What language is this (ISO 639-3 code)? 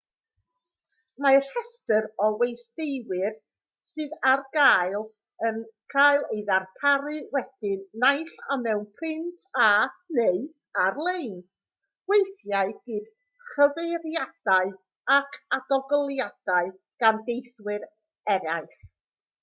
cym